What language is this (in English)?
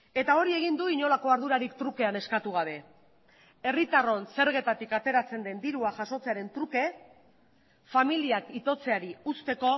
Basque